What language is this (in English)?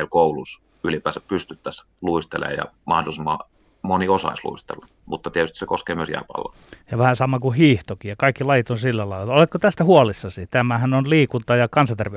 Finnish